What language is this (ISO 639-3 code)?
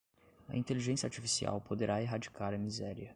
por